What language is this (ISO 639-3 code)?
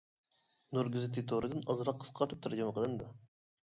uig